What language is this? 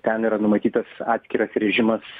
Lithuanian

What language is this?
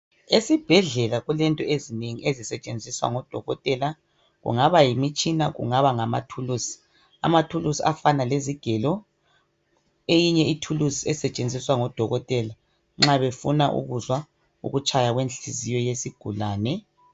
North Ndebele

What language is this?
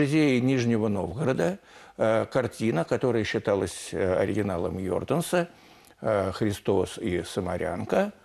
Russian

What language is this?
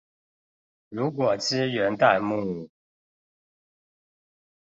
Chinese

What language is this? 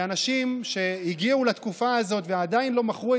Hebrew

